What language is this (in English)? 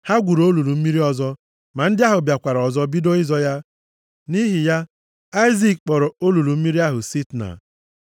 Igbo